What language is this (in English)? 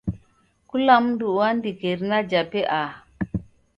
Taita